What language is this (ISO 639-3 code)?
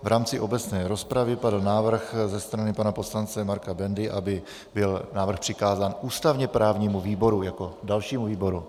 ces